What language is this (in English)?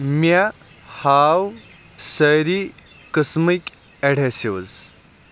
Kashmiri